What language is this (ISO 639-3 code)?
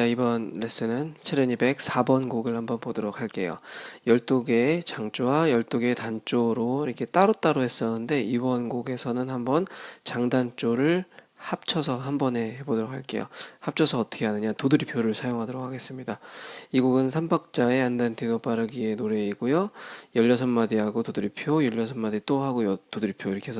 kor